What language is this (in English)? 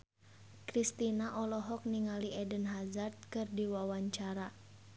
Sundanese